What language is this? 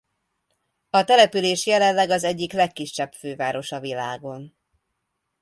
Hungarian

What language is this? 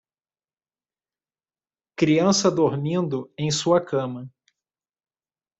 Portuguese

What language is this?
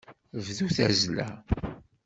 Kabyle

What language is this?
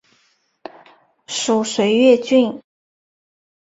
Chinese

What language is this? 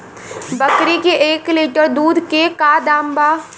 Bhojpuri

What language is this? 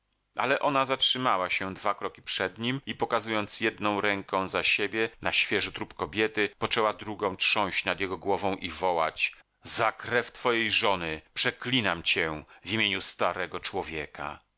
Polish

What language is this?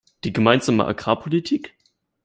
German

